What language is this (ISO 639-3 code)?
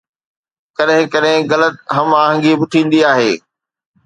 snd